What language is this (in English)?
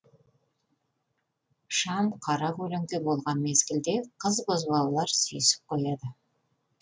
Kazakh